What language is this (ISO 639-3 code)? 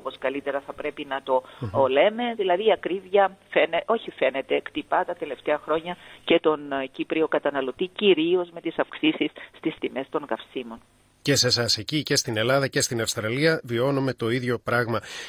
ell